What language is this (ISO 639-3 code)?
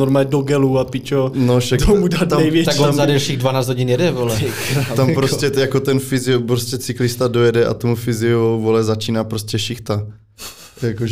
ces